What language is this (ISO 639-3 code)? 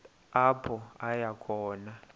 xho